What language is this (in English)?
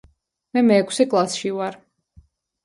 Georgian